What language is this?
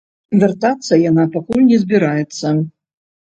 Belarusian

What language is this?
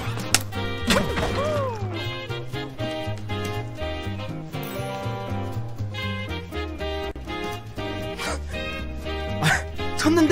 Korean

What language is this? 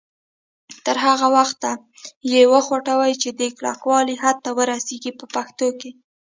Pashto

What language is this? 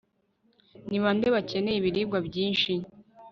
Kinyarwanda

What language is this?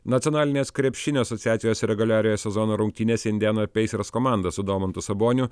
Lithuanian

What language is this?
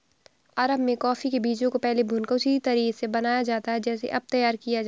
Hindi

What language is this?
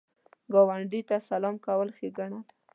Pashto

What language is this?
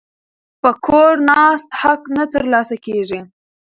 Pashto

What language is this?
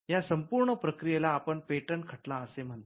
Marathi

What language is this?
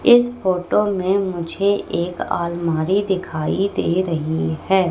Hindi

